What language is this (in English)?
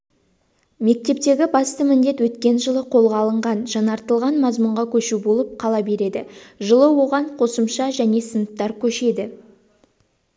Kazakh